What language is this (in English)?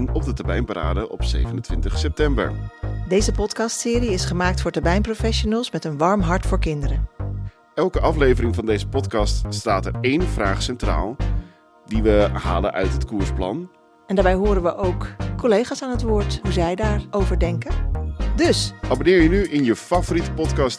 Dutch